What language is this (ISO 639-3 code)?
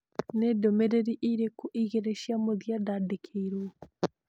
kik